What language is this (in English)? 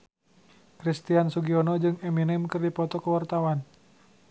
Sundanese